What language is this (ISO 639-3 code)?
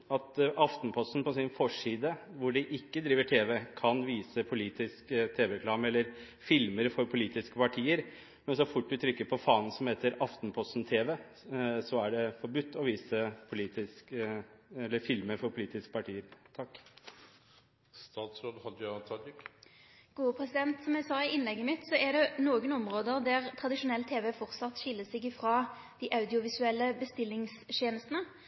nor